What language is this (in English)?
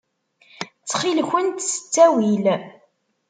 Kabyle